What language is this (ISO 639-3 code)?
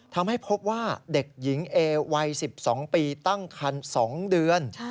tha